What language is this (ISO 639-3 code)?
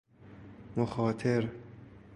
fas